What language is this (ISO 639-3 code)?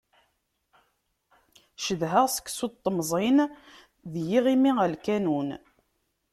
kab